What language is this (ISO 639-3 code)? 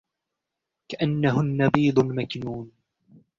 ara